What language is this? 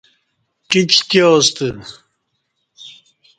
Kati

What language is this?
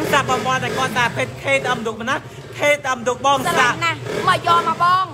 Thai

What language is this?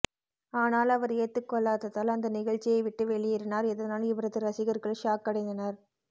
Tamil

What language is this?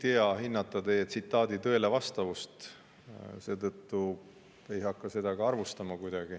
Estonian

